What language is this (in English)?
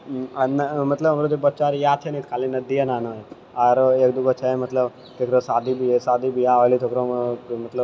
Maithili